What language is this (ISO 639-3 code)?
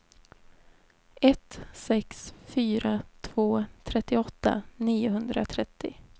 swe